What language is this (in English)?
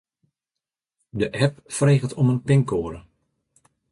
Western Frisian